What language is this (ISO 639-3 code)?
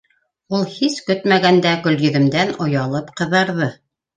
bak